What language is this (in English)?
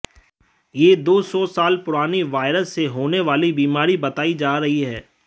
Hindi